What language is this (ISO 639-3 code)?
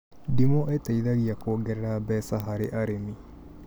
kik